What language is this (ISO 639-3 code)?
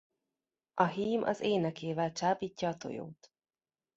hun